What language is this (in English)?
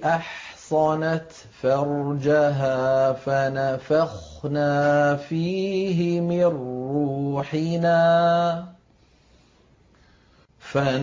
Arabic